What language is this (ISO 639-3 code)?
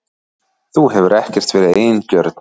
isl